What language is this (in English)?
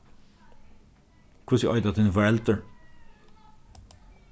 Faroese